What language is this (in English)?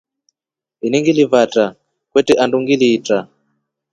Rombo